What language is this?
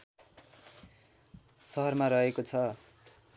Nepali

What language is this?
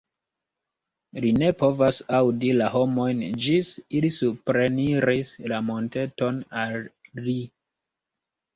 Esperanto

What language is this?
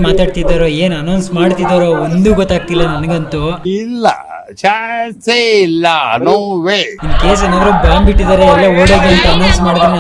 English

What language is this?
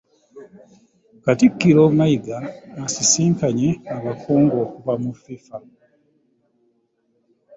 Ganda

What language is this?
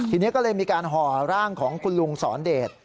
Thai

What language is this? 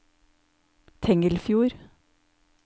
Norwegian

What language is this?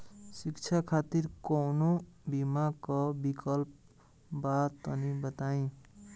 Bhojpuri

